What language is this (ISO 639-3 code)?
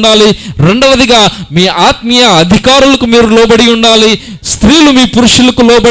ind